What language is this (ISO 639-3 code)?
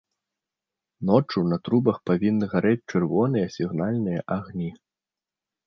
bel